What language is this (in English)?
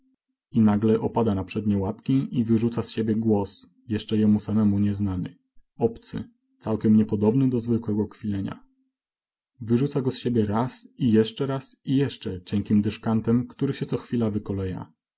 Polish